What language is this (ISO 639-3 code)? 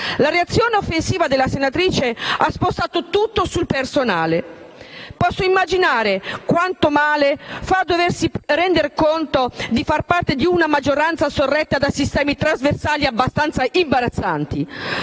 ita